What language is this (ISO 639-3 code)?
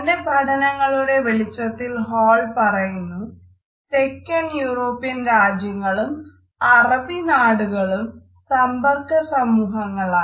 mal